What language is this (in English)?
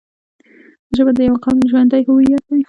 Pashto